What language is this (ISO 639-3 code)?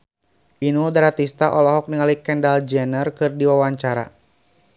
sun